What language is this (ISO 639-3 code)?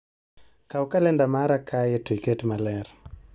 luo